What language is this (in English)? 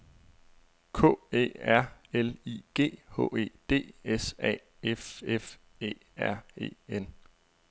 Danish